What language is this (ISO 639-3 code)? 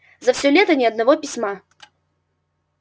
rus